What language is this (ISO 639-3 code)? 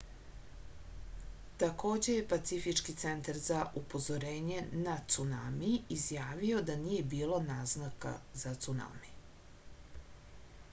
srp